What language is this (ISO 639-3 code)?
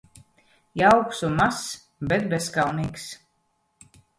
lav